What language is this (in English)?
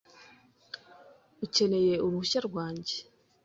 Kinyarwanda